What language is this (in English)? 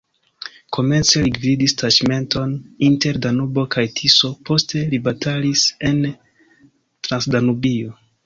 Esperanto